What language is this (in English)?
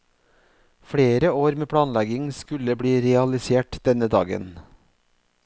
Norwegian